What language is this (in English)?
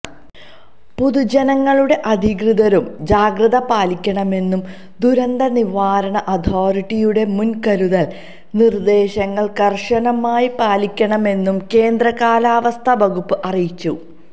Malayalam